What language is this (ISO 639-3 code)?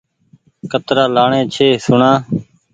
gig